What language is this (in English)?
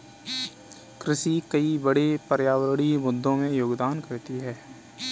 Hindi